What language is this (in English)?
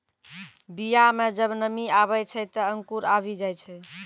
Maithili